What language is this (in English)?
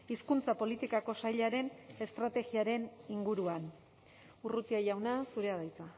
Basque